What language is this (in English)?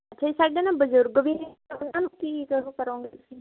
Punjabi